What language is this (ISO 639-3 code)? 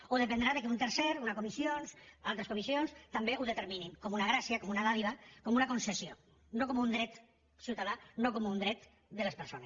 cat